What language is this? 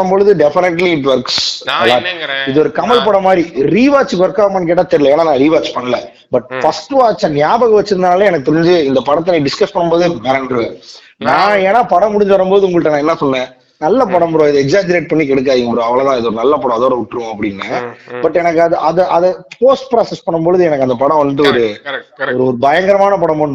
Tamil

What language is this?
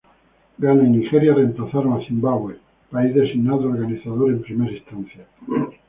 Spanish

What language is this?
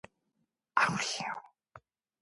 Korean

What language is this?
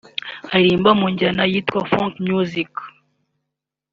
Kinyarwanda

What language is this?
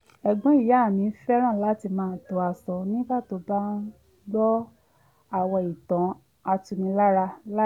Yoruba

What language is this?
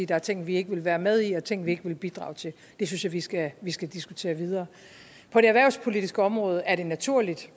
Danish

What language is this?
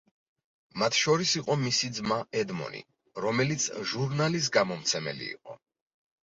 Georgian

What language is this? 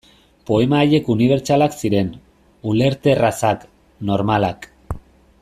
Basque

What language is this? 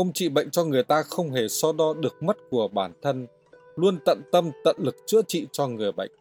Vietnamese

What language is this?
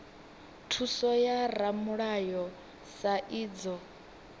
Venda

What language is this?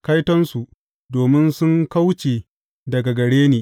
Hausa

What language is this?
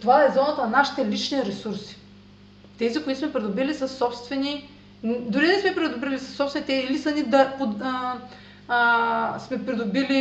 Bulgarian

